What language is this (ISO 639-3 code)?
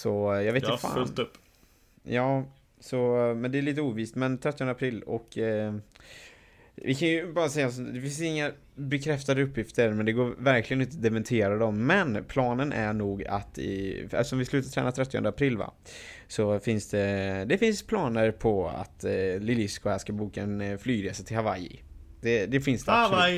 swe